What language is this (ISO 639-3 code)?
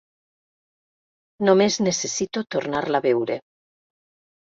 cat